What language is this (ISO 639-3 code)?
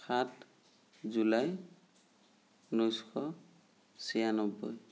asm